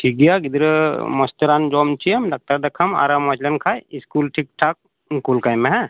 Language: Santali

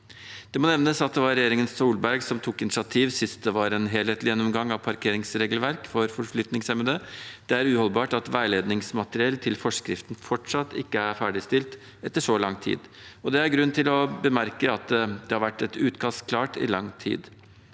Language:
Norwegian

